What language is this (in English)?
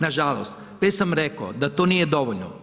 Croatian